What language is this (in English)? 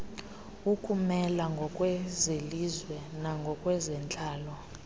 Xhosa